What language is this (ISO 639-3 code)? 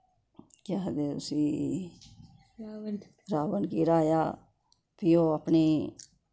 doi